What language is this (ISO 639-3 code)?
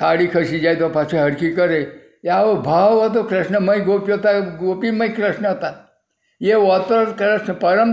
guj